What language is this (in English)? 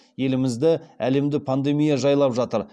Kazakh